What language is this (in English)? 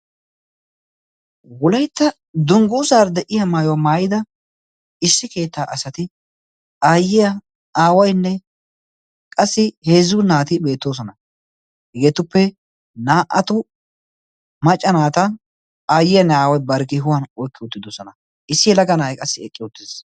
Wolaytta